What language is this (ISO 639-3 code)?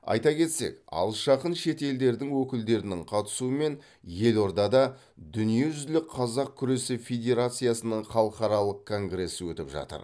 kaz